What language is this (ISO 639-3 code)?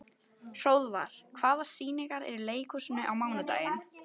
isl